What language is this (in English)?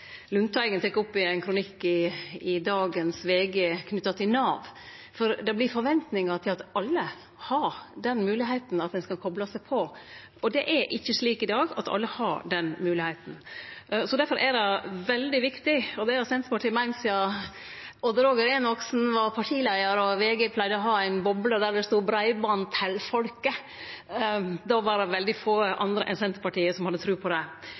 Norwegian Nynorsk